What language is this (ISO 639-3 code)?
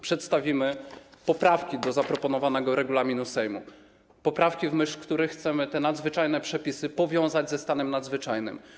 pol